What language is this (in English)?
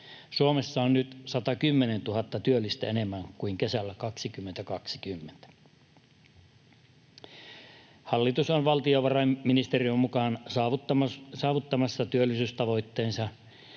Finnish